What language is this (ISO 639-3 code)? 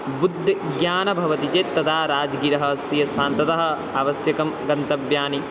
san